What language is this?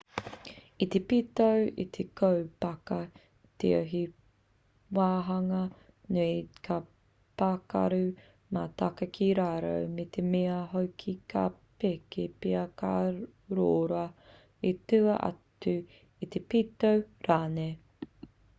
Māori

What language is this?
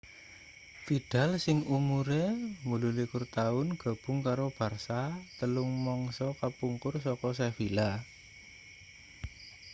Javanese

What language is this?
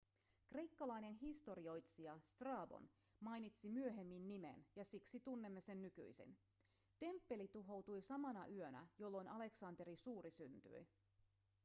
Finnish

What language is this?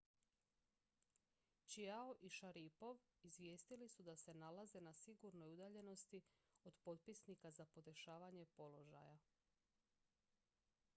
Croatian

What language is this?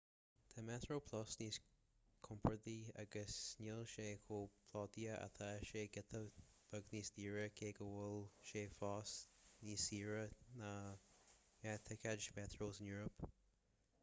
Irish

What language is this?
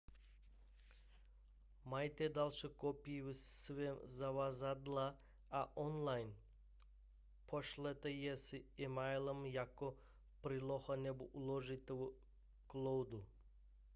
Czech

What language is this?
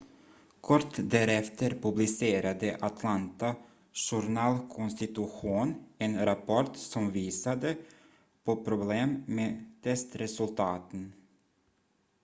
Swedish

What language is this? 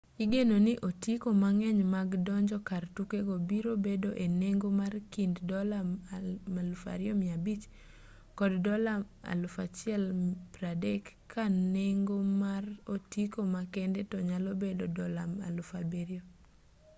Luo (Kenya and Tanzania)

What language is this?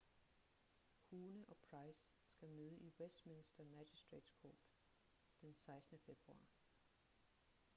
Danish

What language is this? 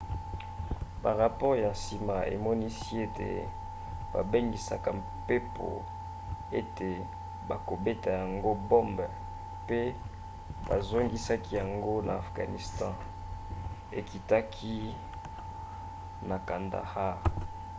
Lingala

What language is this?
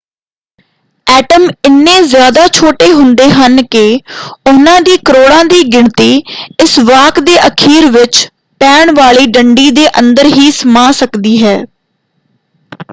Punjabi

